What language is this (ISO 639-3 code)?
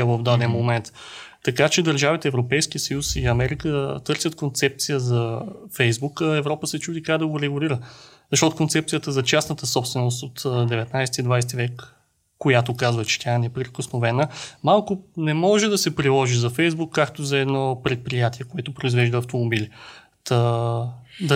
bul